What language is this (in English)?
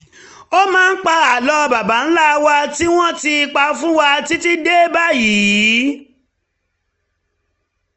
Yoruba